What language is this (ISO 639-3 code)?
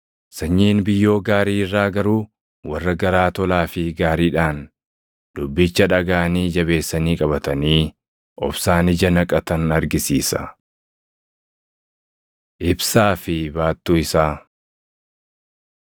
orm